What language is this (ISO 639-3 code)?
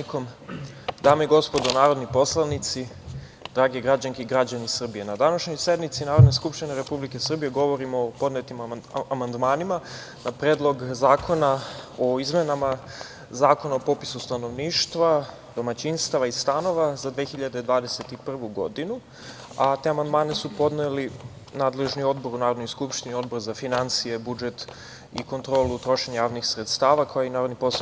srp